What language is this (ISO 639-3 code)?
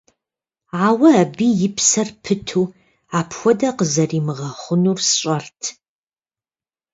kbd